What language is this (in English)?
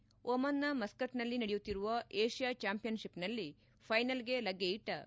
Kannada